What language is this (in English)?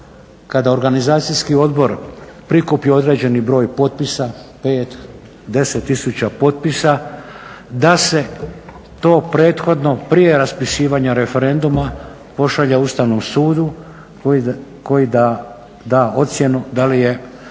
Croatian